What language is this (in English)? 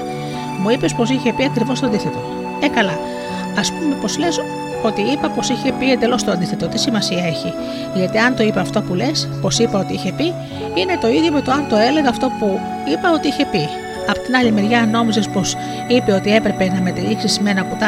Greek